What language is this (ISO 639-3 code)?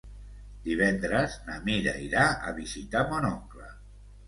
cat